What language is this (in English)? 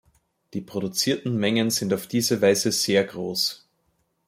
German